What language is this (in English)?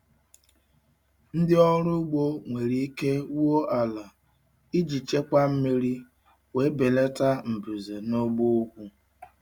Igbo